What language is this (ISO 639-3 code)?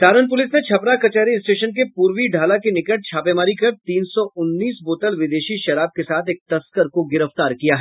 hin